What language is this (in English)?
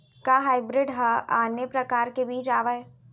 Chhattisgarhi